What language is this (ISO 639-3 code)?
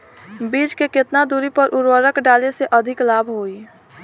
bho